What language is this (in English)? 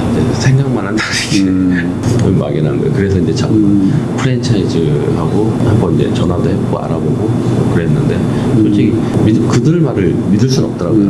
Korean